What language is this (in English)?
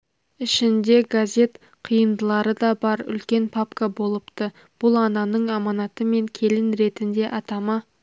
Kazakh